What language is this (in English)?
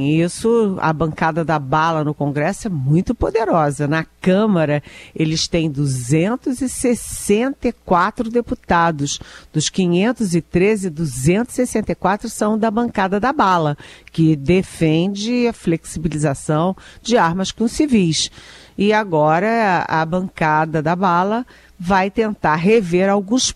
Portuguese